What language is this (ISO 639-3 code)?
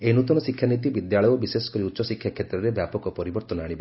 ori